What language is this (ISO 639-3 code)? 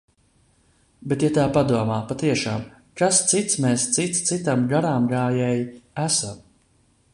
lav